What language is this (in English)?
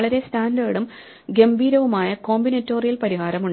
Malayalam